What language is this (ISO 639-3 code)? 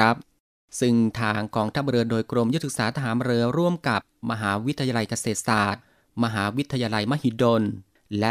tha